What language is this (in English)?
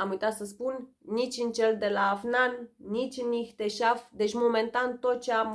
Romanian